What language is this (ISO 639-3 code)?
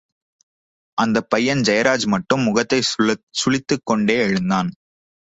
tam